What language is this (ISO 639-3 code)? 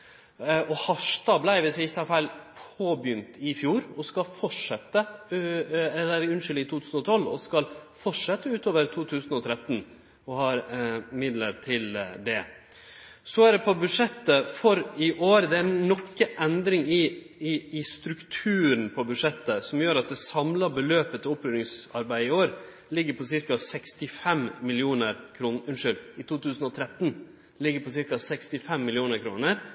nno